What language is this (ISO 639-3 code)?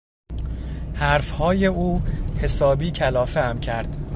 fas